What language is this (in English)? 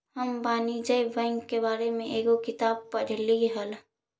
Magahi